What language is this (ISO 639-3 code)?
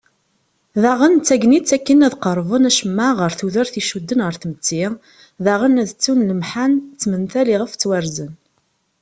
kab